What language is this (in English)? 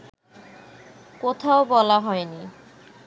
Bangla